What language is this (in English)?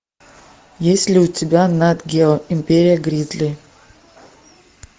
Russian